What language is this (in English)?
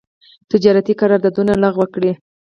Pashto